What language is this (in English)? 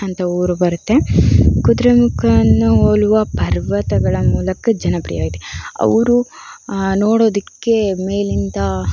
Kannada